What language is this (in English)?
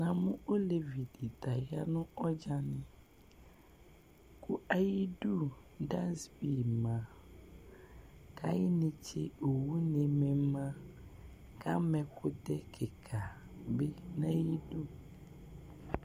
Ikposo